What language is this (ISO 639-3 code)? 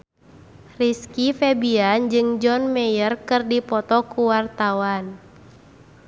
sun